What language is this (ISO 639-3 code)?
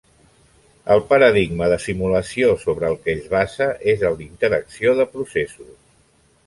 cat